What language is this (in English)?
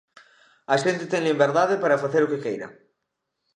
Galician